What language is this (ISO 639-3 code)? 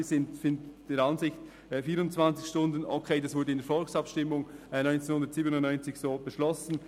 gsw